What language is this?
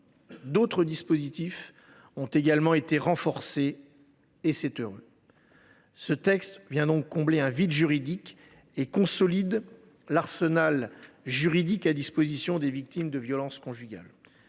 French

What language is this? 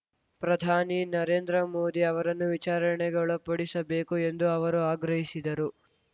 Kannada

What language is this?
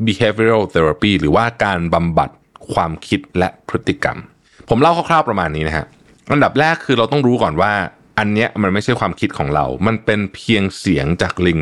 Thai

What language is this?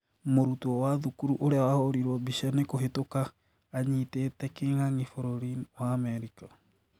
Kikuyu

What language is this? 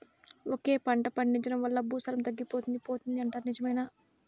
Telugu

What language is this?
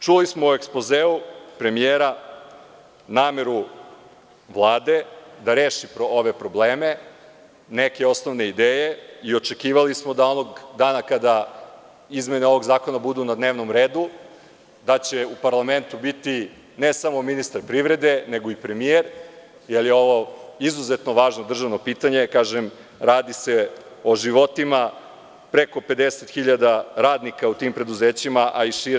Serbian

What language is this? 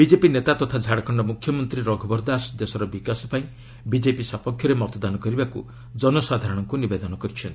Odia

